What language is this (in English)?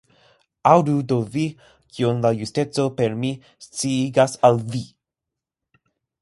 Esperanto